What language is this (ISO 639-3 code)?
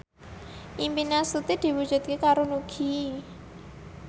jav